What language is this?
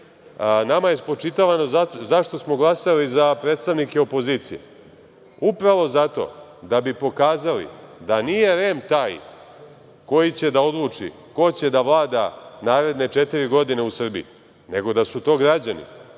Serbian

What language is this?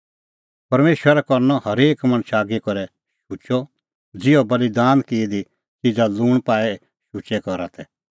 Kullu Pahari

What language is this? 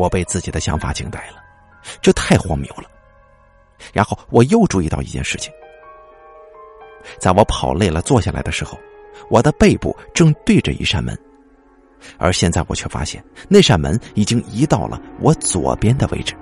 Chinese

